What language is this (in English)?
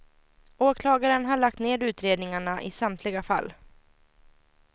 Swedish